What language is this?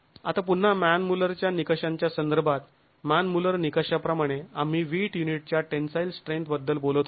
Marathi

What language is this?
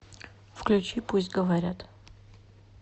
Russian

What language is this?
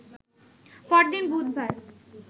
Bangla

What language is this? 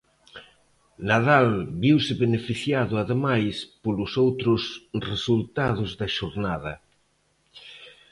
Galician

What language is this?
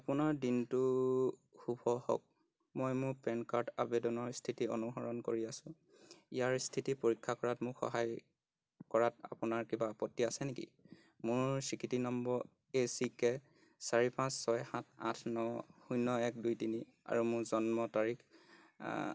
Assamese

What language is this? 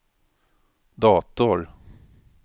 Swedish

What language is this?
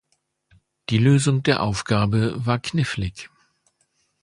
German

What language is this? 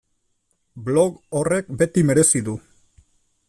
Basque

